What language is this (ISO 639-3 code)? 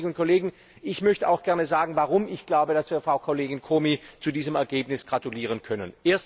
deu